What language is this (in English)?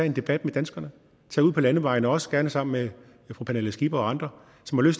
Danish